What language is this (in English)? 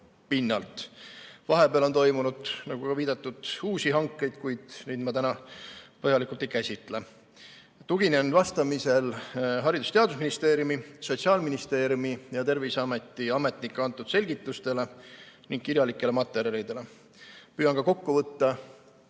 Estonian